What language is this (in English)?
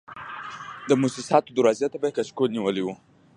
Pashto